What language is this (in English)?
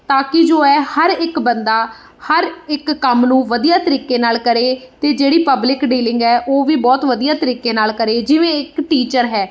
Punjabi